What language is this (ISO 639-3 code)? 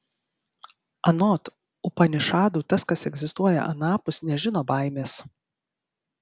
lit